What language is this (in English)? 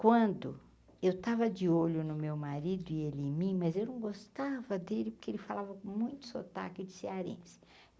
Portuguese